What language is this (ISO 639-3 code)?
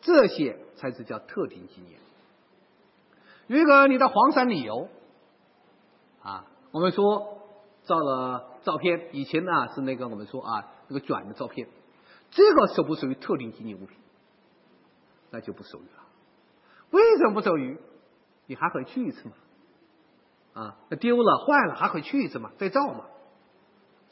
zho